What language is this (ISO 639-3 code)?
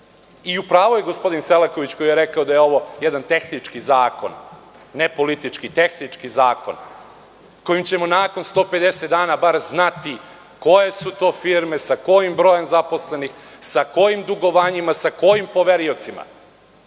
srp